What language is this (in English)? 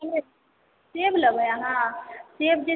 Maithili